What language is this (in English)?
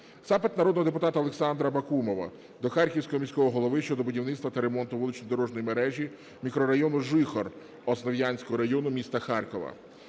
Ukrainian